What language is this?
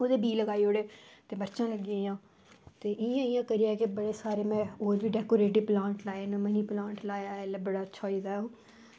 Dogri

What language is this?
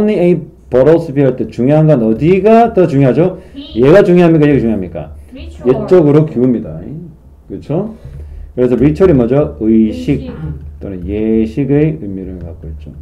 Korean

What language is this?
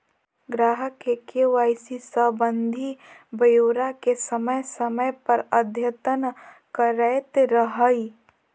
Magahi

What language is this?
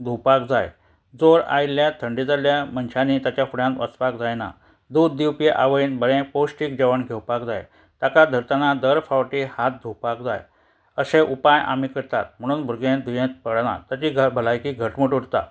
Konkani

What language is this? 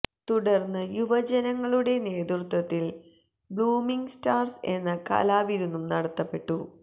Malayalam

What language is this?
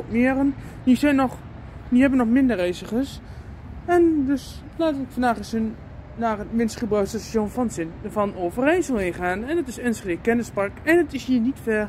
Dutch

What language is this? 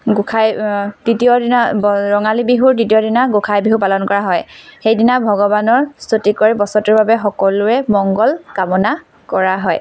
Assamese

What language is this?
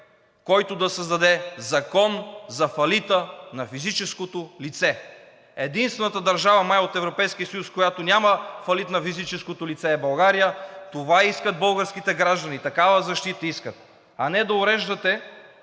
Bulgarian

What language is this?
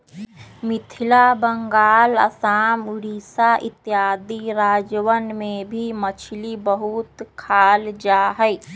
Magahi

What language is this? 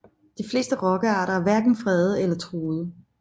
Danish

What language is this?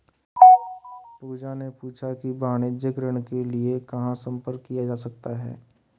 Hindi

